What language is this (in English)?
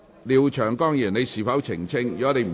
Cantonese